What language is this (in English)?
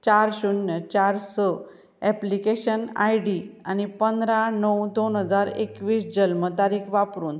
Konkani